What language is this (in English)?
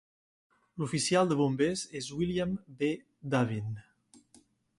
Catalan